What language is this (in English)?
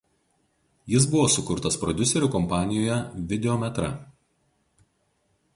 Lithuanian